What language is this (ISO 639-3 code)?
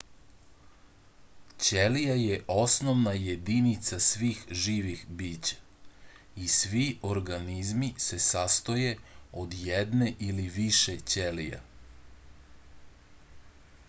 srp